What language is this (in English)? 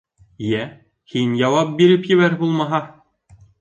Bashkir